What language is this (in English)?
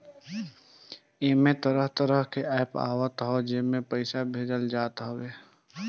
Bhojpuri